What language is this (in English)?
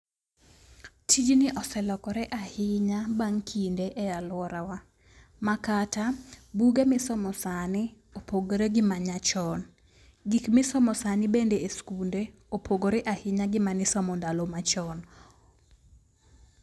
Luo (Kenya and Tanzania)